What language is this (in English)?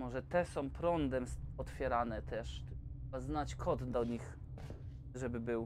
Polish